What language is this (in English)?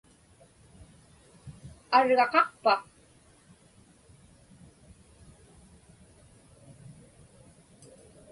Inupiaq